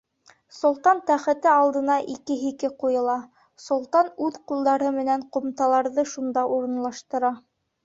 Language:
Bashkir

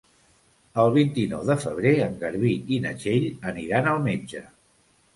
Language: Catalan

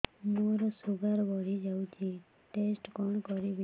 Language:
Odia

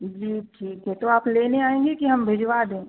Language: Hindi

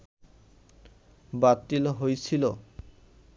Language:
Bangla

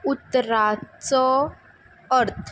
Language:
Konkani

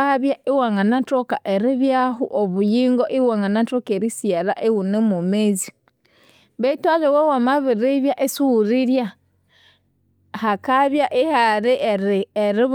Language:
Konzo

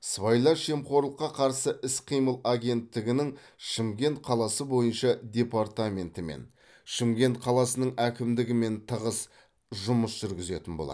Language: Kazakh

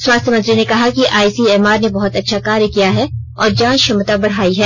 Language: Hindi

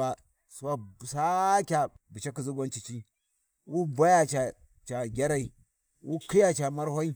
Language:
Warji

